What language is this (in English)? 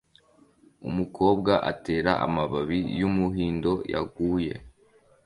Kinyarwanda